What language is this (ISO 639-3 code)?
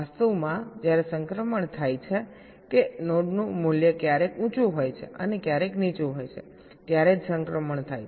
guj